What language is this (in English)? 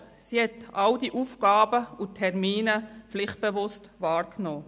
Swiss German